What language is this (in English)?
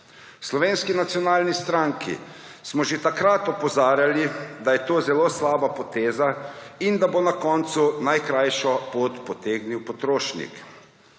Slovenian